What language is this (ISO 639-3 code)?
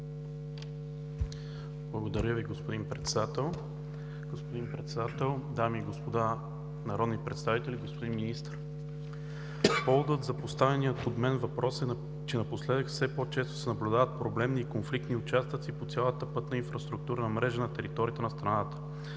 bul